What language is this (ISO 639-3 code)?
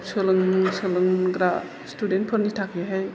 brx